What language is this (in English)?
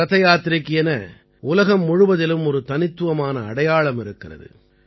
Tamil